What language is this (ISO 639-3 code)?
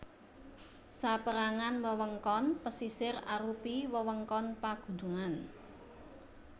jav